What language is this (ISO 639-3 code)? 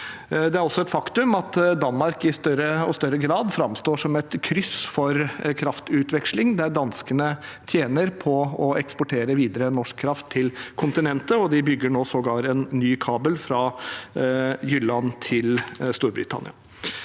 nor